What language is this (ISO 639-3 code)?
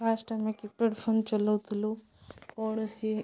ori